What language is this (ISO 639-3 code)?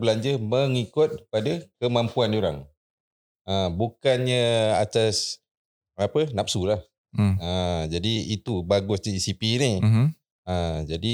msa